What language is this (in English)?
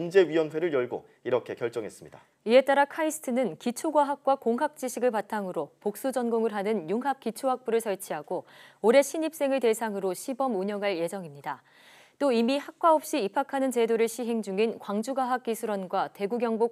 Korean